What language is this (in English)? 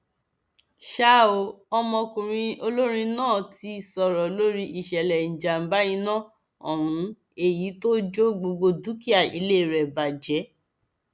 Yoruba